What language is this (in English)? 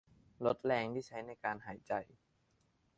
Thai